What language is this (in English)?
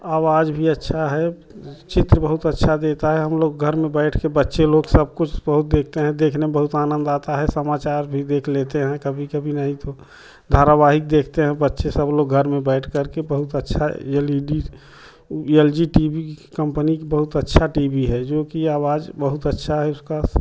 Hindi